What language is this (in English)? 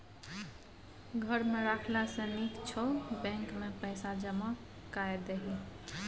Maithili